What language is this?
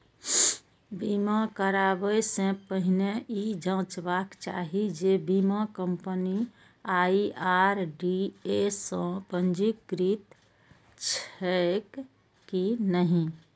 Maithili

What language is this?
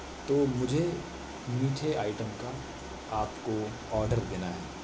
Urdu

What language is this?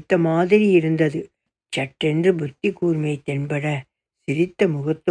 Tamil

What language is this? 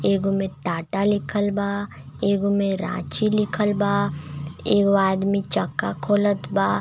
Bhojpuri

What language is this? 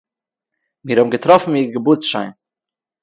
Yiddish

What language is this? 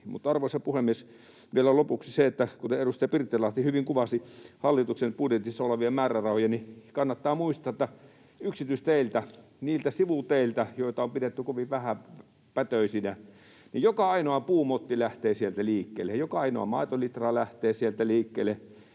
Finnish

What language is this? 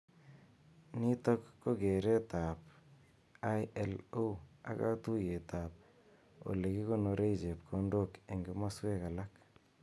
Kalenjin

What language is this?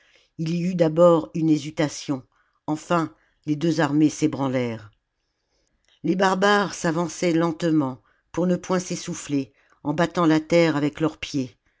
French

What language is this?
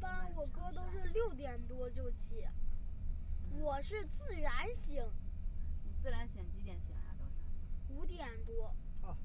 Chinese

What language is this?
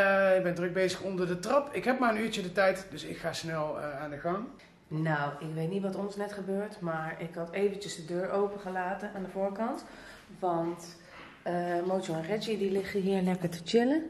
Dutch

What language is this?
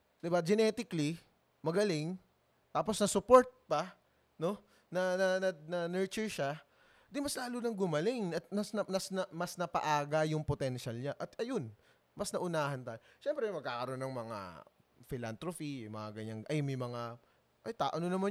Filipino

